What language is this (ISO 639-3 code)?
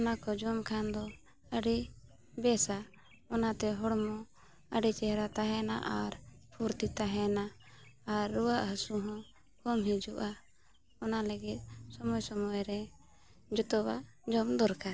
sat